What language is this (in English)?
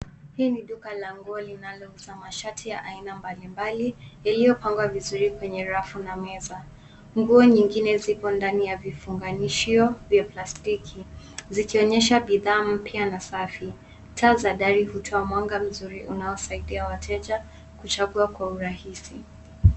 Swahili